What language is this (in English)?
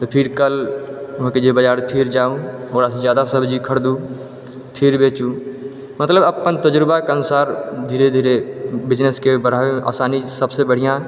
Maithili